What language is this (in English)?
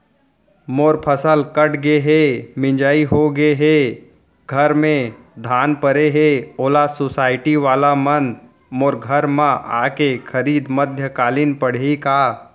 Chhattisgarhi